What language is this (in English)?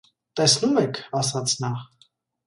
Armenian